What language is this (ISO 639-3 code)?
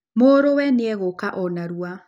kik